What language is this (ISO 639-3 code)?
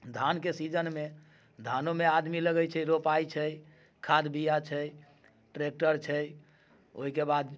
mai